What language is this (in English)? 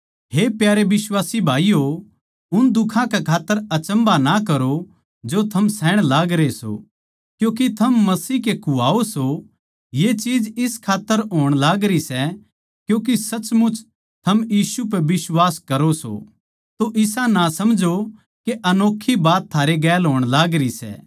Haryanvi